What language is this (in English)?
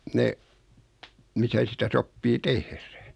Finnish